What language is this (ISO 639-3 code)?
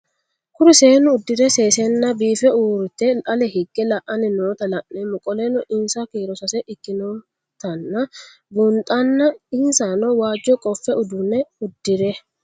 sid